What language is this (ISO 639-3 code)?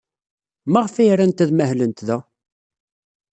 kab